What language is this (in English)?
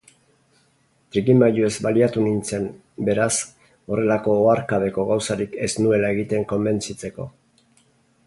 Basque